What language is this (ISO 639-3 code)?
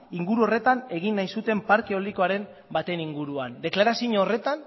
eus